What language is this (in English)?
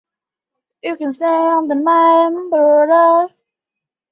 Chinese